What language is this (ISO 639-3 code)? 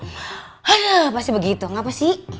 ind